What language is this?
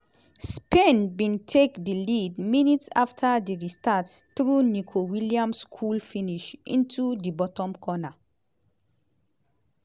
Nigerian Pidgin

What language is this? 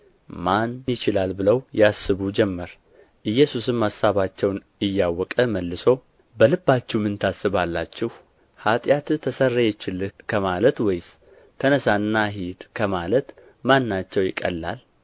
Amharic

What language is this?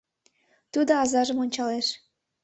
Mari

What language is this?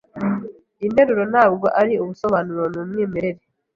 Kinyarwanda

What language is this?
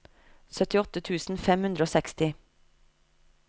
Norwegian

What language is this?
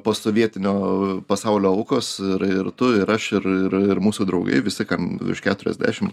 Lithuanian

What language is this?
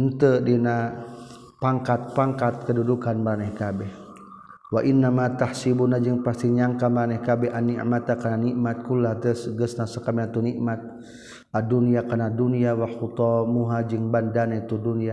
Malay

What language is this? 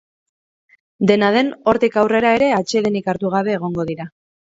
Basque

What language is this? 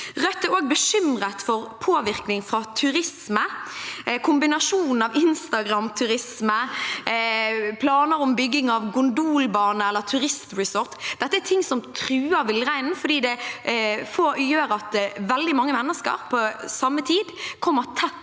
Norwegian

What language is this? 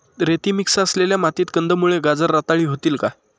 Marathi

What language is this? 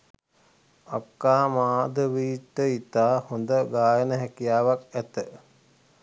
Sinhala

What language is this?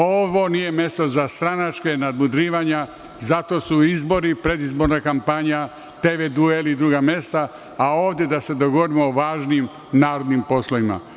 Serbian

